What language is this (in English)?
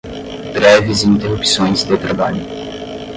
Portuguese